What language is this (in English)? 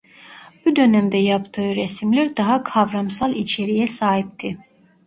Turkish